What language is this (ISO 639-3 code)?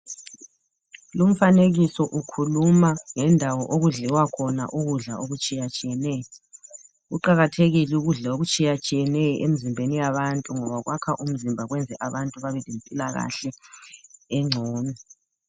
nde